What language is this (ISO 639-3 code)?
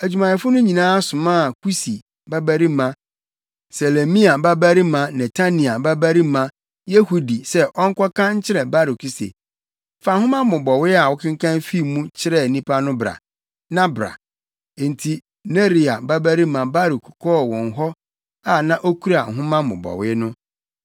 aka